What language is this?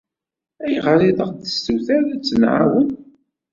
Kabyle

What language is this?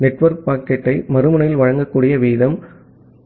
Tamil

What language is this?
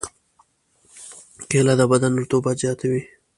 Pashto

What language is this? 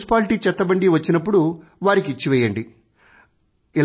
Telugu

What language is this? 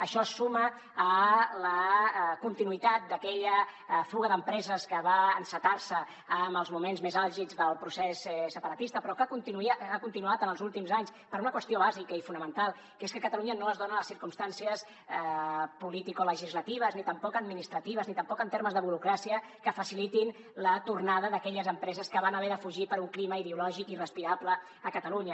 Catalan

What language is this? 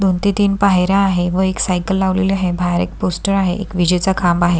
Marathi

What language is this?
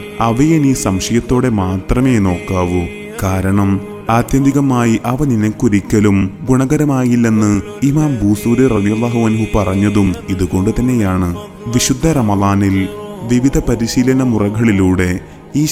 Malayalam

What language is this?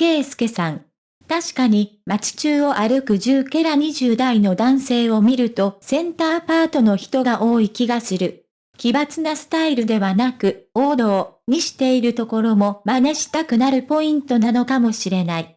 Japanese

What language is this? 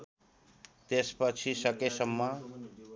Nepali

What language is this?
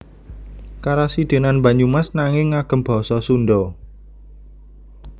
Javanese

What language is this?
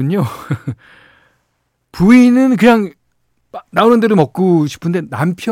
Korean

